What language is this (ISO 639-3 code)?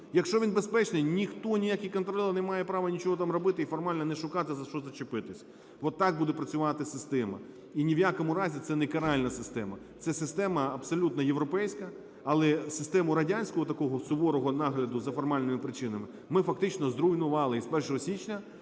ukr